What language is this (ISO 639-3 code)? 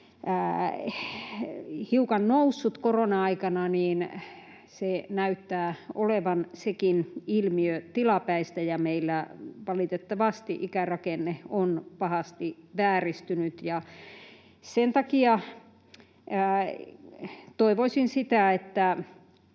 fin